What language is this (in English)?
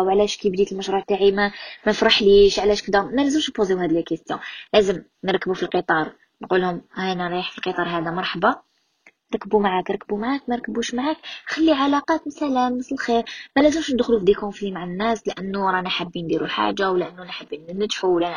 Arabic